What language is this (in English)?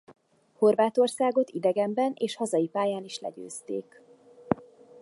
Hungarian